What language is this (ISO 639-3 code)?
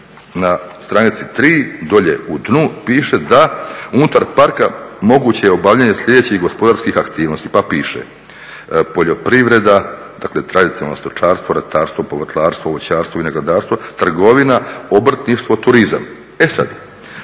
hrv